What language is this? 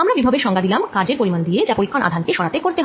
Bangla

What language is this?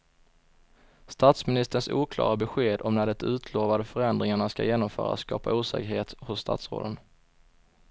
Swedish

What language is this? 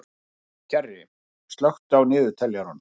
Icelandic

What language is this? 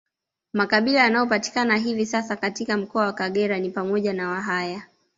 Swahili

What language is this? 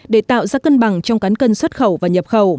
Vietnamese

